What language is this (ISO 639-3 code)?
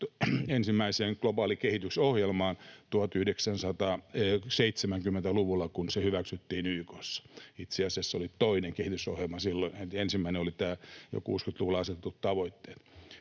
fin